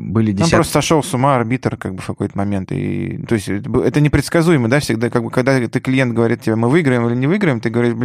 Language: Russian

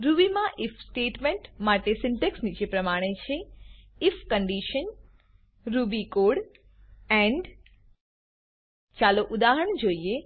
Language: Gujarati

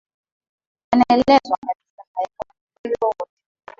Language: Swahili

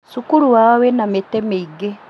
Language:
Kikuyu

